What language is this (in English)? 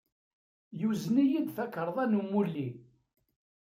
Kabyle